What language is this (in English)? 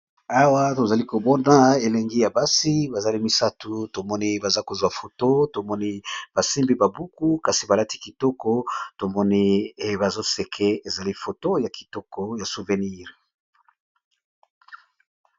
Lingala